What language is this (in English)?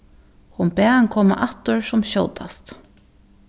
Faroese